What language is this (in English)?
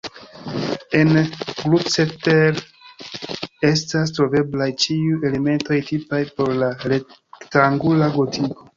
Esperanto